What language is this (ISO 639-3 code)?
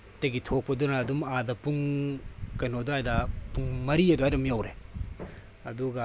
mni